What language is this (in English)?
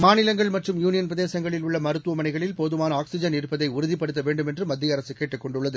Tamil